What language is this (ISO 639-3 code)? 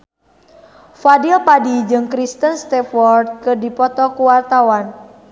sun